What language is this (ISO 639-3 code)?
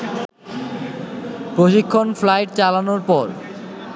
ben